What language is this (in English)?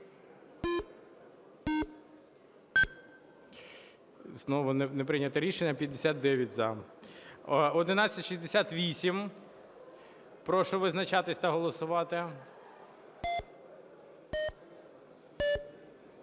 Ukrainian